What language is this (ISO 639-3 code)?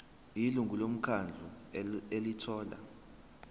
zul